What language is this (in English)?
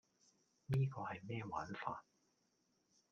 Cantonese